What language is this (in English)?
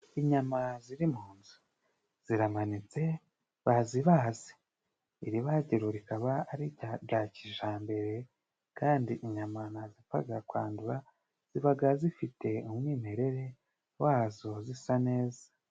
Kinyarwanda